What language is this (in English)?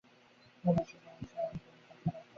Bangla